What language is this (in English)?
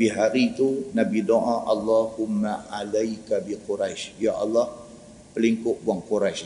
Malay